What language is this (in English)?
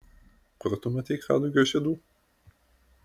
Lithuanian